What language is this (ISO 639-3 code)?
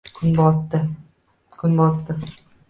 uzb